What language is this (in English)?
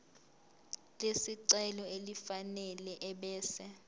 Zulu